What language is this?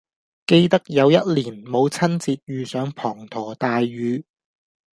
Cantonese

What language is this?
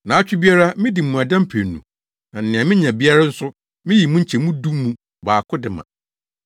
Akan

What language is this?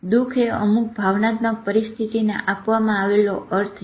Gujarati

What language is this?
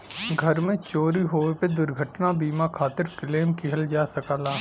Bhojpuri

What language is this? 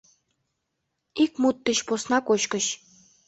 Mari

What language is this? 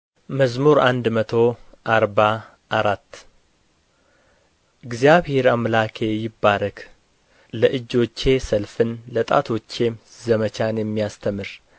Amharic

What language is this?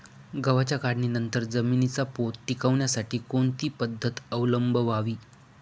Marathi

